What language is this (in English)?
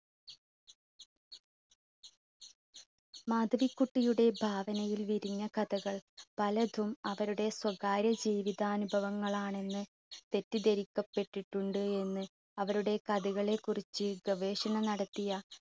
Malayalam